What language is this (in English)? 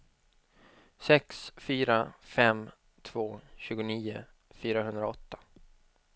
Swedish